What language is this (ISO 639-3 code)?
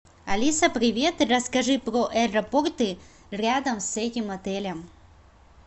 rus